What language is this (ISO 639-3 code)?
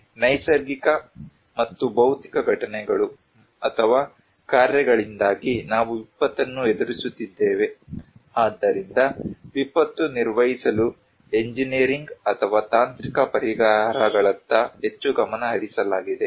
kan